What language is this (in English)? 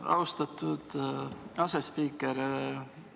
Estonian